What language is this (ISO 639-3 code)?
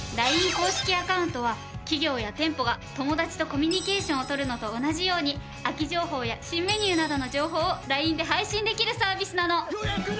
jpn